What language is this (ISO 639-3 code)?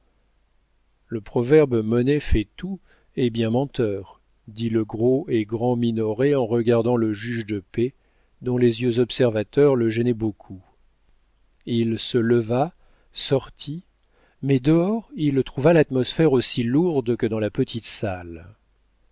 fra